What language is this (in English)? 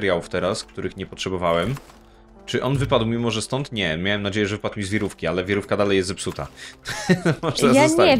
Polish